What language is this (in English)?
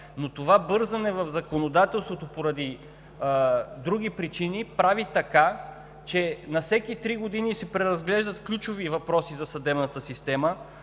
Bulgarian